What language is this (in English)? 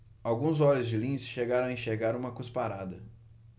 Portuguese